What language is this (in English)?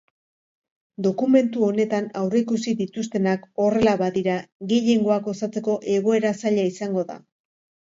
Basque